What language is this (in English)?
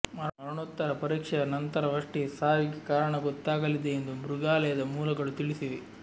Kannada